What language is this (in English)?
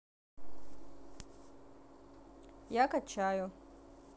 Russian